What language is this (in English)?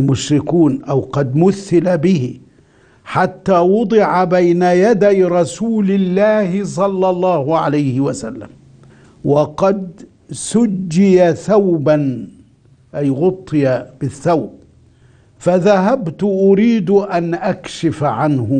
Arabic